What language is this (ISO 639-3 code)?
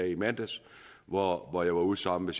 dan